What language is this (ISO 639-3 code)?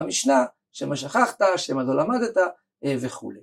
heb